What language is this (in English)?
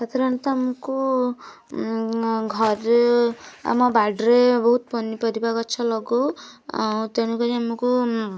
Odia